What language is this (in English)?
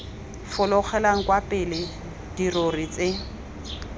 Tswana